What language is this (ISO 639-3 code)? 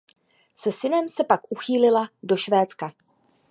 ces